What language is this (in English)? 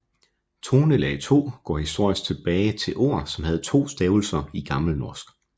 Danish